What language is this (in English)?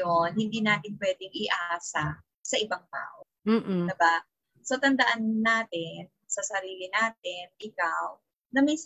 Filipino